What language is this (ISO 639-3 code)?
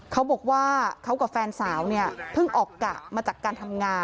tha